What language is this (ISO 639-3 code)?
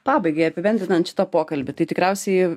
lit